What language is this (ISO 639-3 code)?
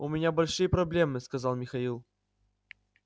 rus